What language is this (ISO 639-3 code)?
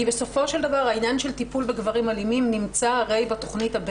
heb